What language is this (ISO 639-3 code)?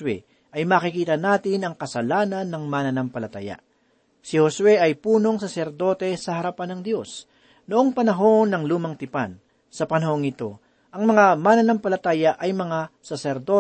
fil